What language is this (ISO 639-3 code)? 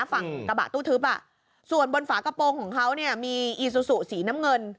tha